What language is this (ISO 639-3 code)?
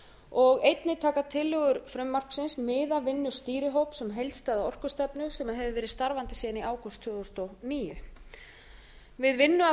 isl